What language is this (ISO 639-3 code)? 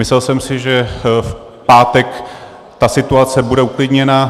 ces